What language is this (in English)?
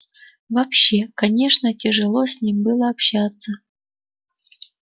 Russian